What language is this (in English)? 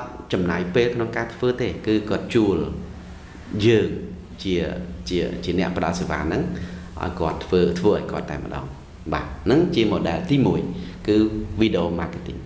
Vietnamese